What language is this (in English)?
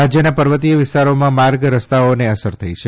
Gujarati